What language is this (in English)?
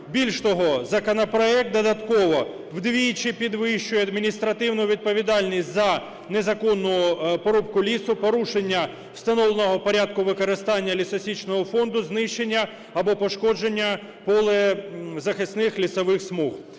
Ukrainian